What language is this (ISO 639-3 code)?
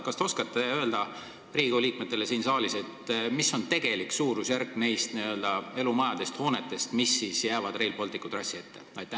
est